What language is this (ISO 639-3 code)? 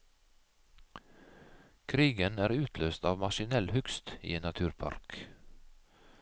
nor